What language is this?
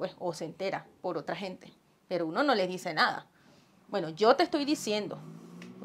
Spanish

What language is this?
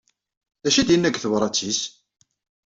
Kabyle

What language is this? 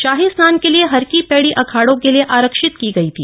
Hindi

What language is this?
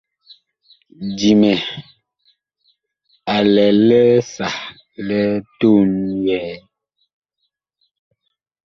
Bakoko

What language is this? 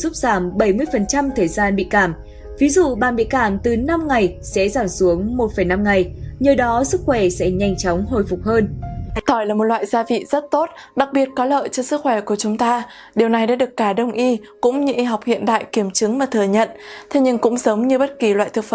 Vietnamese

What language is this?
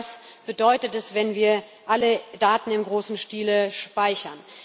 German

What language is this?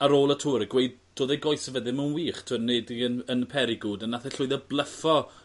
Welsh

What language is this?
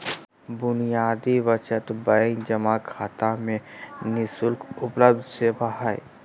Magahi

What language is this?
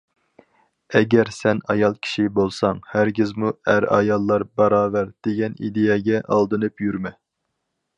Uyghur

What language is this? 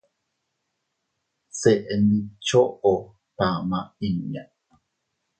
Teutila Cuicatec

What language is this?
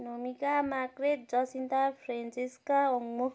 Nepali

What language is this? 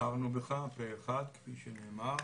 Hebrew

